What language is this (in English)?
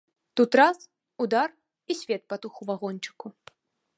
Belarusian